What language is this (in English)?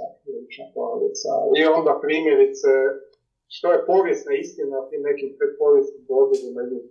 Croatian